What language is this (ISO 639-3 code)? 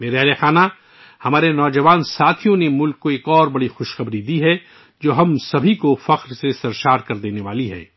urd